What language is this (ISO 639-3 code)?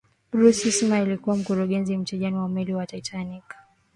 swa